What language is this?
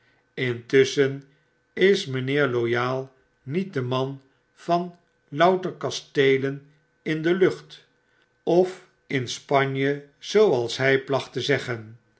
Dutch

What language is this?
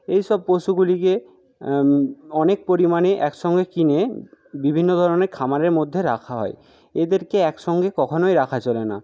Bangla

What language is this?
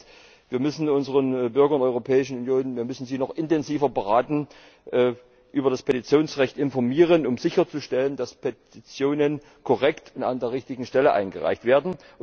German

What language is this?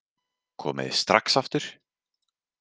Icelandic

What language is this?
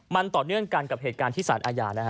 Thai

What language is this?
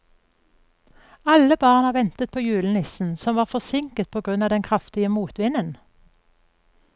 Norwegian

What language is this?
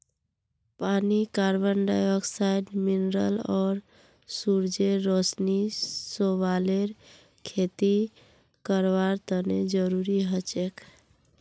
Magahi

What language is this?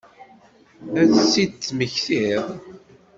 Kabyle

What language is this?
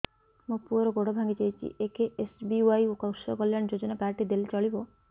Odia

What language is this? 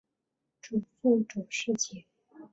Chinese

